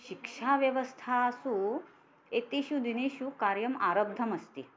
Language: Sanskrit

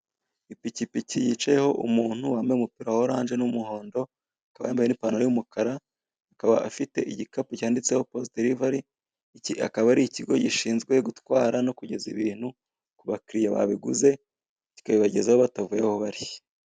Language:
Kinyarwanda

